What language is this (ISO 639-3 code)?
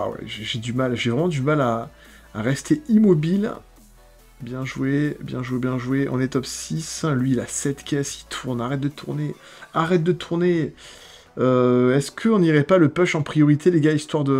fra